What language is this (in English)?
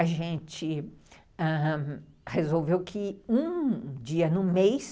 Portuguese